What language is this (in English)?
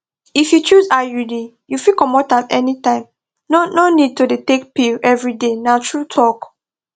Nigerian Pidgin